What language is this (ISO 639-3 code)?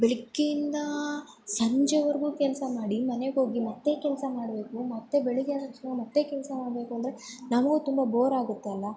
kan